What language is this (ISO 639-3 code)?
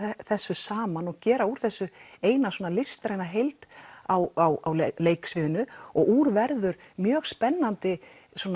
isl